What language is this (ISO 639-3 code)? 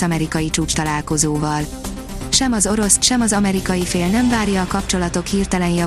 hun